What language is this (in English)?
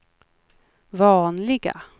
Swedish